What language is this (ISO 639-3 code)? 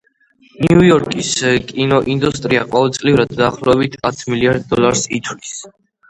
kat